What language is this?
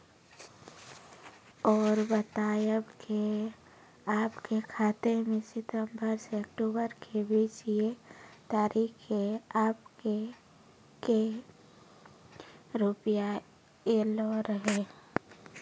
Maithili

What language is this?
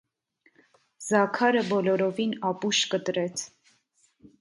Armenian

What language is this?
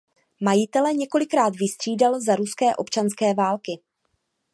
Czech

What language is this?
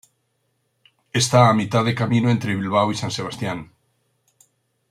Spanish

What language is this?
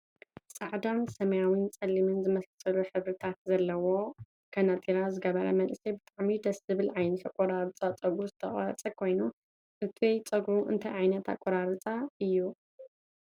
Tigrinya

